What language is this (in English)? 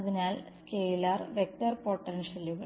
Malayalam